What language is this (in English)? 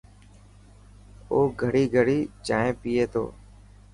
Dhatki